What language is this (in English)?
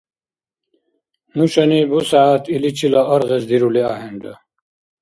Dargwa